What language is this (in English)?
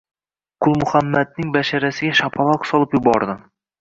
Uzbek